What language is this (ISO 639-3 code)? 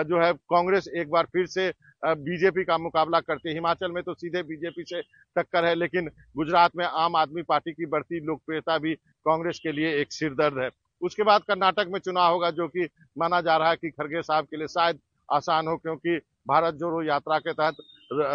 hin